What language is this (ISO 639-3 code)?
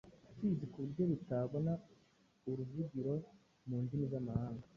kin